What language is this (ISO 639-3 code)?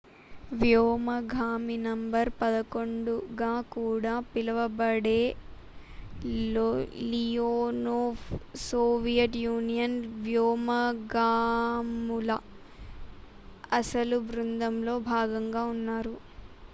tel